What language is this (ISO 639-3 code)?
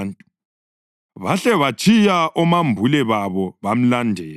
nde